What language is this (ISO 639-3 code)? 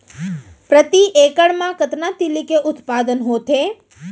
hne